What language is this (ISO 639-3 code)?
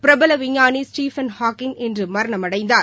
tam